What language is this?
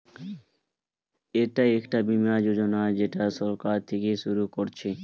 Bangla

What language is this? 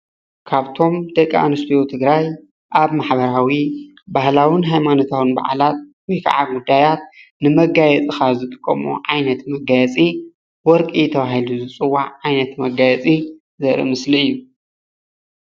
Tigrinya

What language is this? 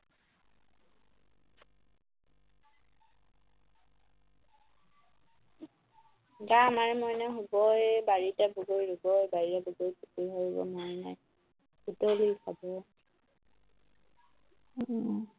Assamese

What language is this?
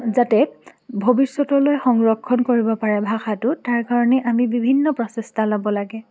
Assamese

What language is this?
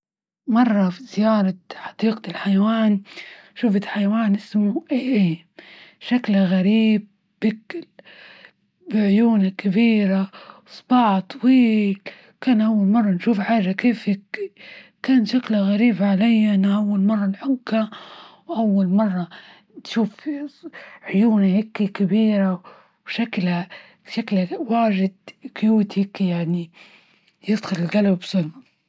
Libyan Arabic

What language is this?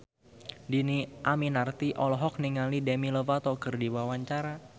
Sundanese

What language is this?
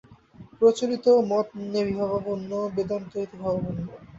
Bangla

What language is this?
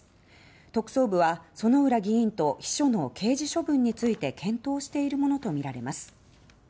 Japanese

